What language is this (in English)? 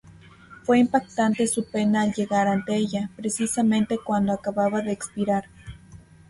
Spanish